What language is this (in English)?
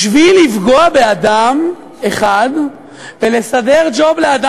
Hebrew